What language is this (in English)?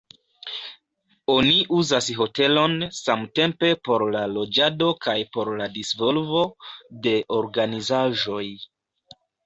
Esperanto